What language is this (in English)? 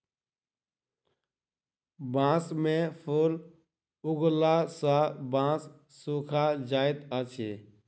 Maithili